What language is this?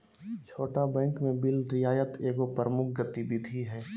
Magahi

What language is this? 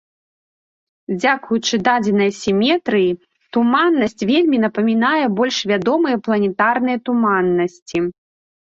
Belarusian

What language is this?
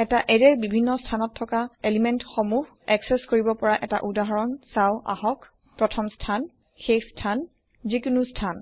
Assamese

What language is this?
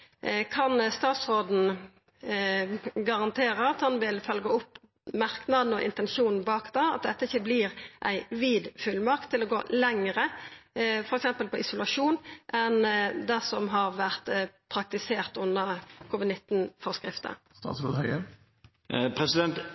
Norwegian Nynorsk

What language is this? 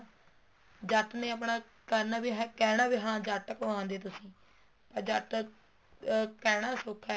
Punjabi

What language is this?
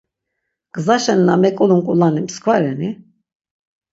Laz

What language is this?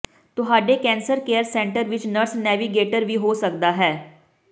Punjabi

